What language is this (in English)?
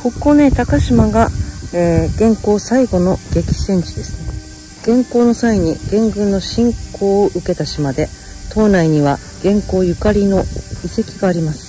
Japanese